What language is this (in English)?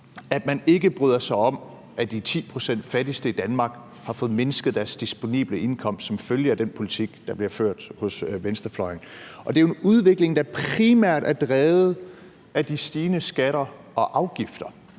Danish